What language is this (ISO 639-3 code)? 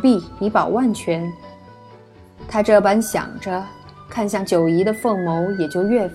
zho